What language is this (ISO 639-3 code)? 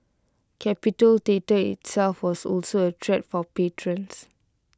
eng